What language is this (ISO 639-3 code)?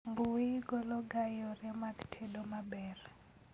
luo